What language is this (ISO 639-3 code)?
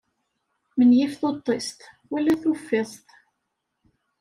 kab